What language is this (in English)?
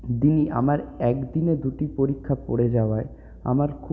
Bangla